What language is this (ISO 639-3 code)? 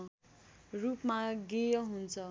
nep